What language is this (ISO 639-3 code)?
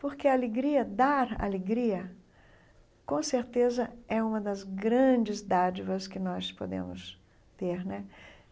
por